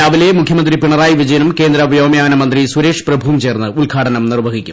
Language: Malayalam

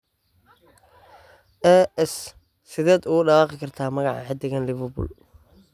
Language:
Somali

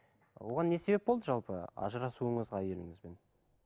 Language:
Kazakh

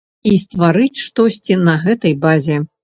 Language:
Belarusian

